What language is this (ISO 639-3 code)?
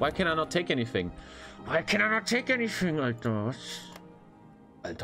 eng